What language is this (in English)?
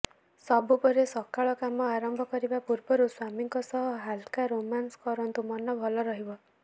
Odia